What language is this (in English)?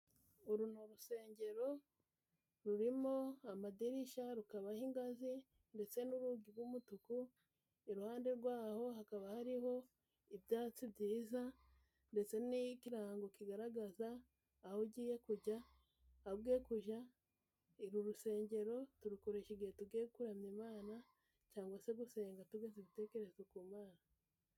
Kinyarwanda